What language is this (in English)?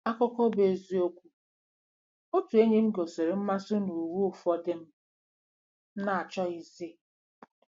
Igbo